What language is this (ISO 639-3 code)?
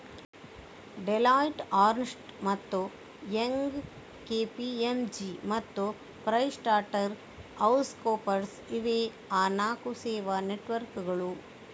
kan